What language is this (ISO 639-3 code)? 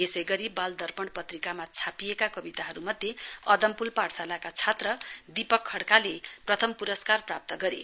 nep